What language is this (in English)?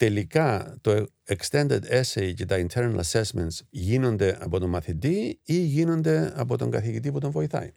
Greek